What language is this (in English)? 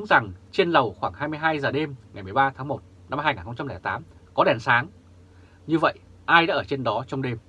Vietnamese